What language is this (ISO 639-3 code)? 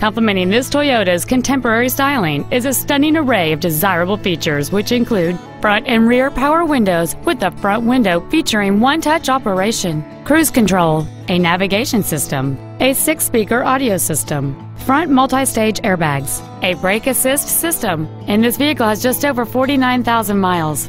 eng